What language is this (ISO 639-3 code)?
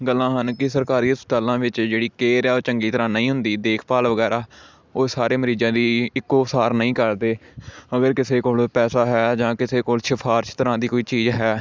pan